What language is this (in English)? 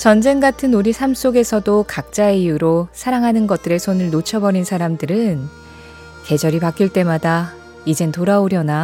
Korean